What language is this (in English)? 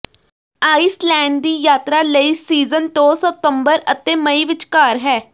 Punjabi